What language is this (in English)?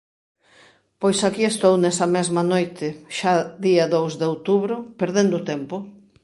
Galician